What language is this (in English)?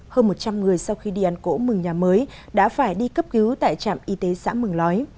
Vietnamese